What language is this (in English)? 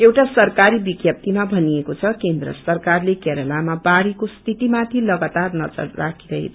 Nepali